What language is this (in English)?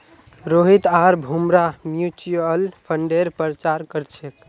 Magahi